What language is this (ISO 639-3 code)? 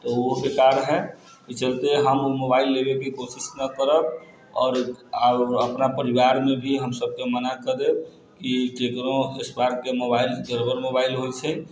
mai